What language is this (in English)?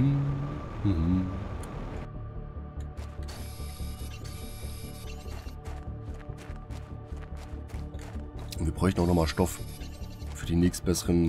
German